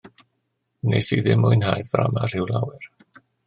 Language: Welsh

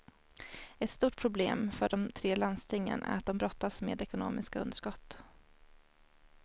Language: Swedish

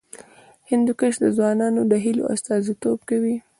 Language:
Pashto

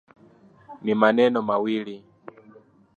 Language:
Swahili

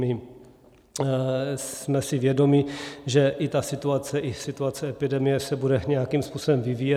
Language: Czech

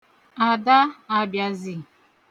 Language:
Igbo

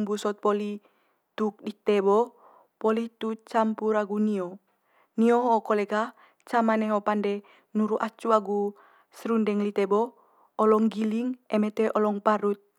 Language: Manggarai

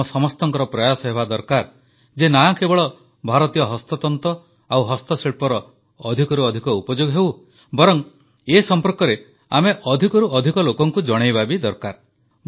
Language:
Odia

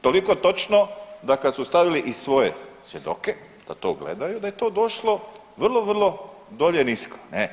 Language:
Croatian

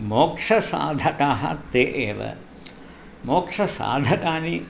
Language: Sanskrit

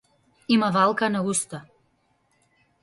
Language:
Macedonian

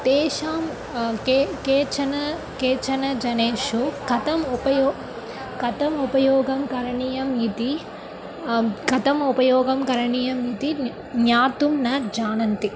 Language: Sanskrit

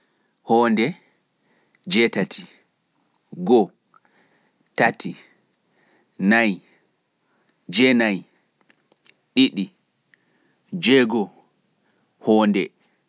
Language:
Pular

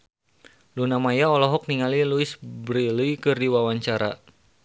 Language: Sundanese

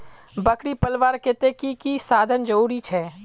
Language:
Magahi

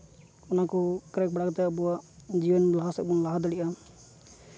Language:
Santali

